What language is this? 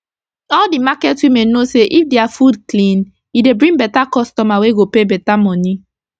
Nigerian Pidgin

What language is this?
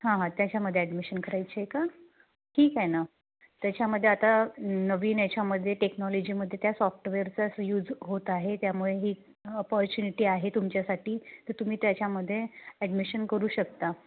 Marathi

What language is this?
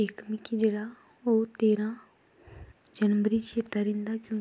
Dogri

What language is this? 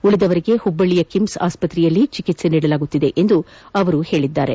Kannada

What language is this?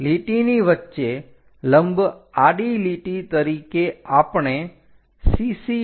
Gujarati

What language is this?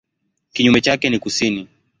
Swahili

